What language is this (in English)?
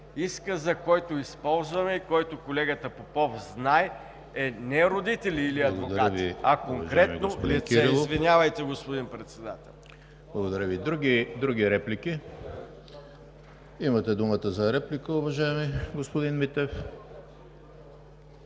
Bulgarian